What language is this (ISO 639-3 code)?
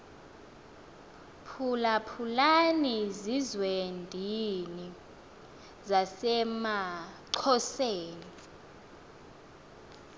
xho